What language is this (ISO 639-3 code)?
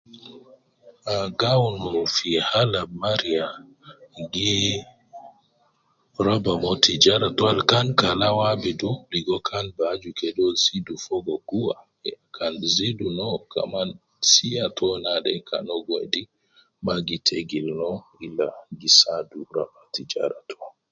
kcn